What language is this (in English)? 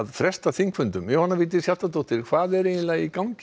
Icelandic